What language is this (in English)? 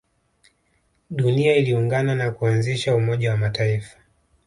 Swahili